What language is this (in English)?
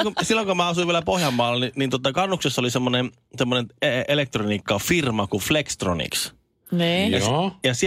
Finnish